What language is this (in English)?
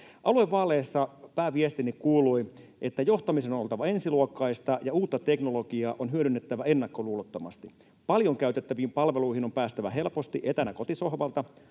Finnish